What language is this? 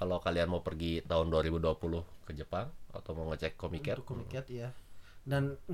Indonesian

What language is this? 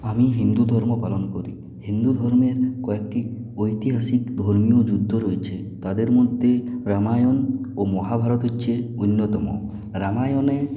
Bangla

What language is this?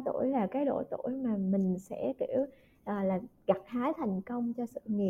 Vietnamese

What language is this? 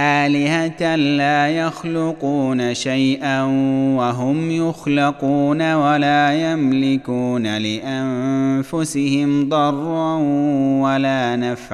Arabic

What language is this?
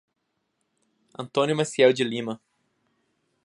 Portuguese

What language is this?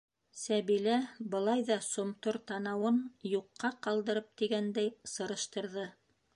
Bashkir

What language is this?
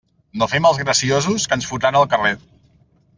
Catalan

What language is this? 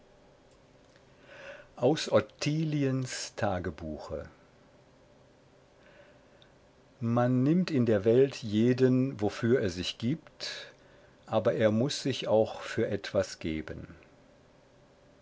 German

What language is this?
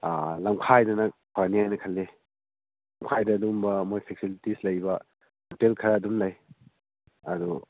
Manipuri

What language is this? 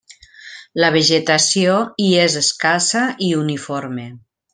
Catalan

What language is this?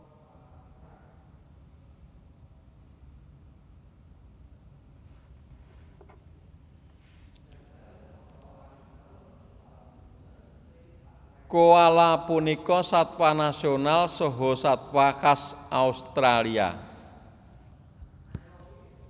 Javanese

